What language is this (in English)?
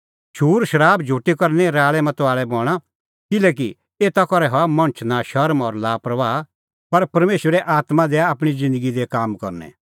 Kullu Pahari